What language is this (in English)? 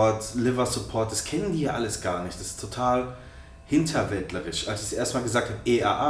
German